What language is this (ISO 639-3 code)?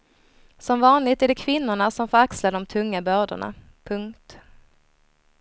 swe